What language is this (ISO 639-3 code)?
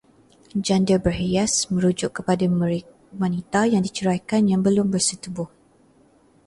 msa